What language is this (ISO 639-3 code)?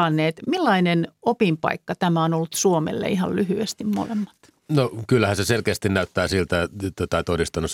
fin